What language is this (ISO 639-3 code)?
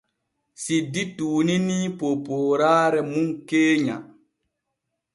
fue